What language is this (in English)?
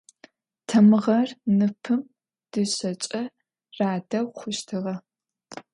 Adyghe